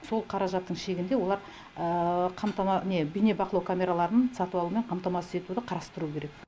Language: Kazakh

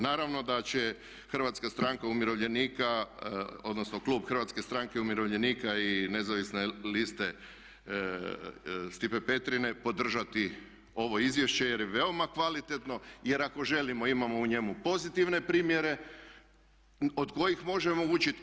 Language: Croatian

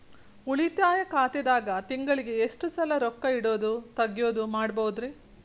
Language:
Kannada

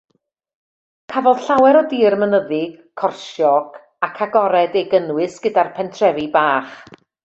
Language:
Welsh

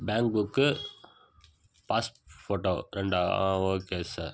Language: Tamil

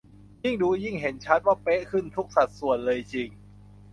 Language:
Thai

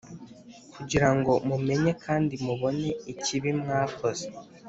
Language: Kinyarwanda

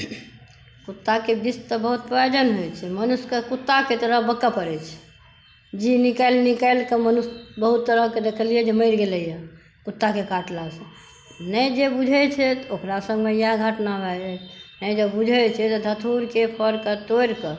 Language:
Maithili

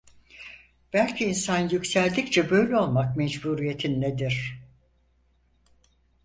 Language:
Turkish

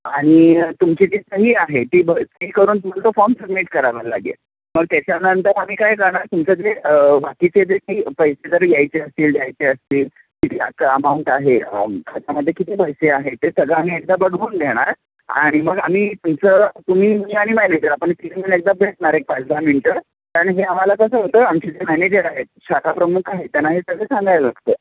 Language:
Marathi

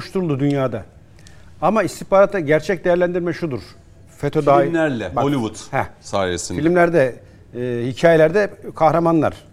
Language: Turkish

